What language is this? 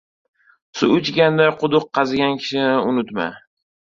Uzbek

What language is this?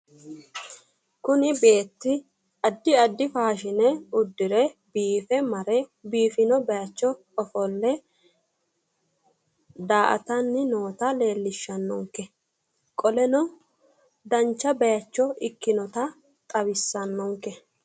Sidamo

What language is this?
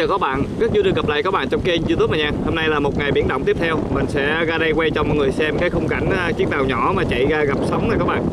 Vietnamese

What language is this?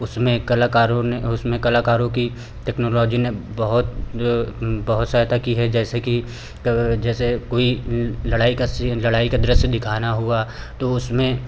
Hindi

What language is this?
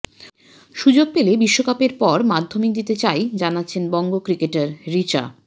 Bangla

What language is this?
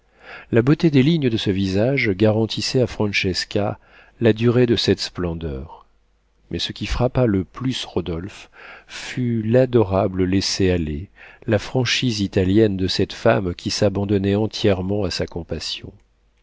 French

